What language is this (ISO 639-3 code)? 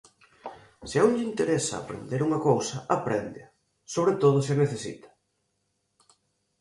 glg